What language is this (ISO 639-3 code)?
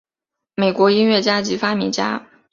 zho